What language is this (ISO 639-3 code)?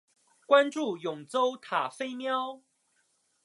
zho